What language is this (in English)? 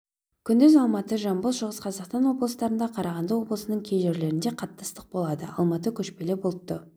Kazakh